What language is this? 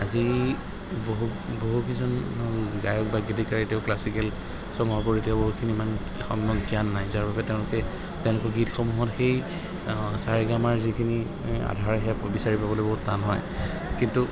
Assamese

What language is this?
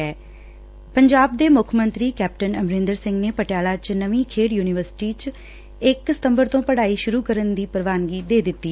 Punjabi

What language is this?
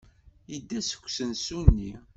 Kabyle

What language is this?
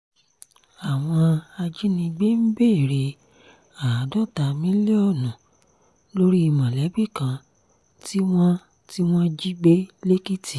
Yoruba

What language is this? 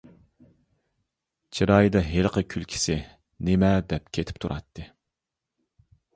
Uyghur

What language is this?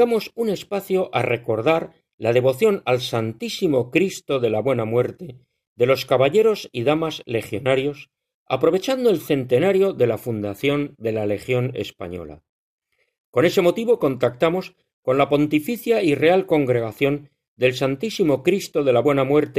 Spanish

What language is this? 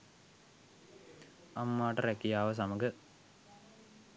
Sinhala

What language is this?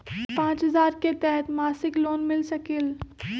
Magahi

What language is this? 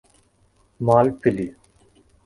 Esperanto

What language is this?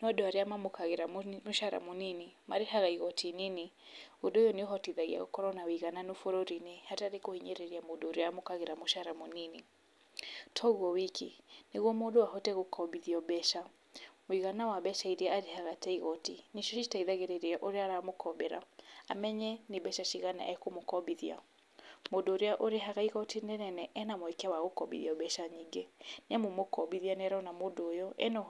Kikuyu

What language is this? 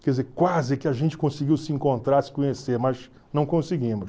Portuguese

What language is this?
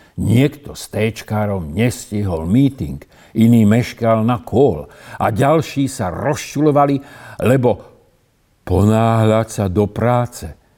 Slovak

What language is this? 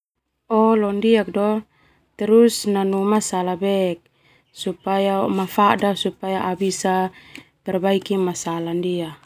Termanu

